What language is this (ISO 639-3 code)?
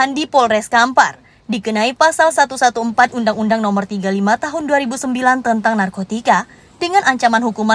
ind